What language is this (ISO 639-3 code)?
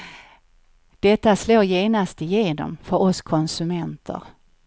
swe